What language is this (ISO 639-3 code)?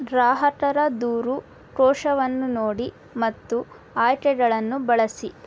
kan